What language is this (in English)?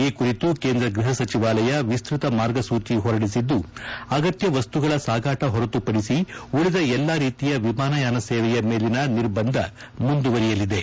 Kannada